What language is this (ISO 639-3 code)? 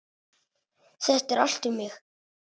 isl